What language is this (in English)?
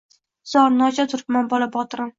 Uzbek